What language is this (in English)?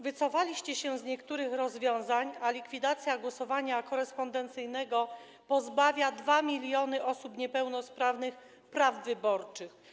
Polish